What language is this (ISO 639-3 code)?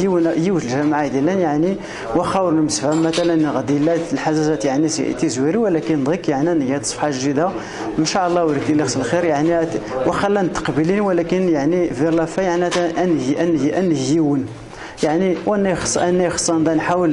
ara